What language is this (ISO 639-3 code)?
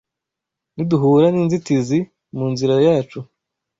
kin